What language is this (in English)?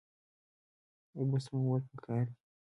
Pashto